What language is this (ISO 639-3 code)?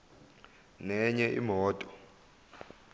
zul